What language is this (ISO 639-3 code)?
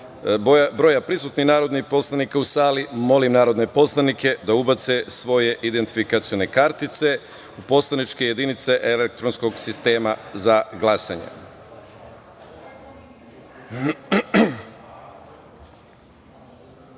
srp